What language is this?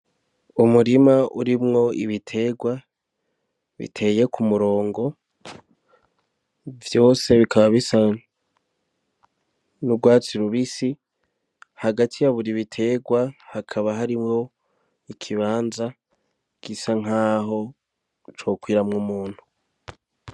Rundi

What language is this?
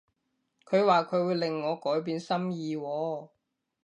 Cantonese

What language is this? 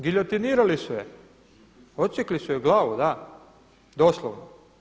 Croatian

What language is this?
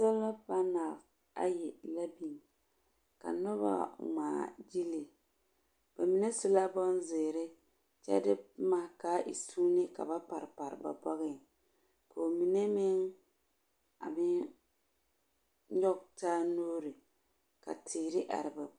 Southern Dagaare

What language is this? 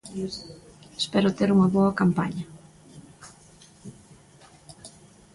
Galician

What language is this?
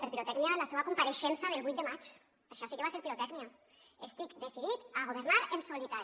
Catalan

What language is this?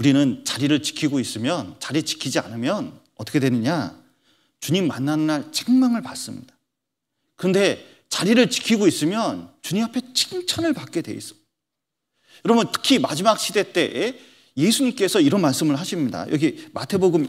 Korean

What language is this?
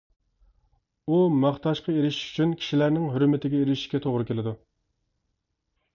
Uyghur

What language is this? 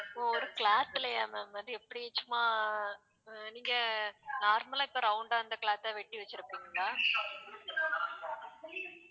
Tamil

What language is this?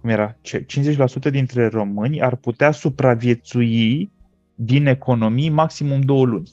Romanian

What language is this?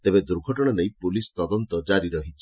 Odia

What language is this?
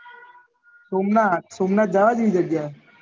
Gujarati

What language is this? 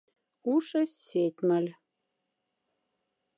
Moksha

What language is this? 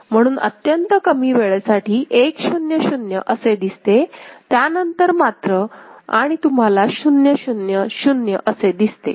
Marathi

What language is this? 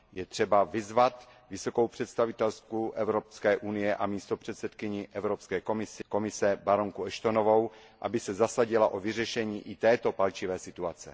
Czech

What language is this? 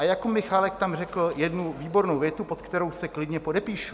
Czech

